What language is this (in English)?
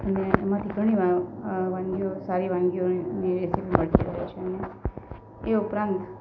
Gujarati